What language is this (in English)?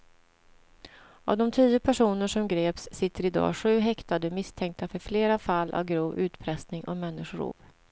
Swedish